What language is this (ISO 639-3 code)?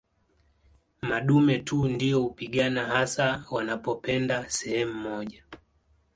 swa